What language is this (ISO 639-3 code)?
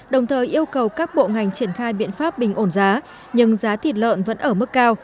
vie